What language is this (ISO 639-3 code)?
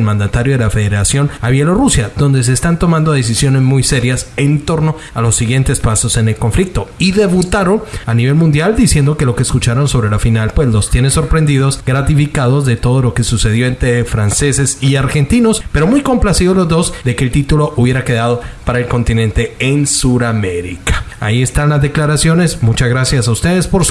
spa